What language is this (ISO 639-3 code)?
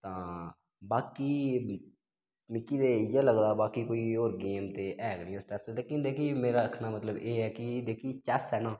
doi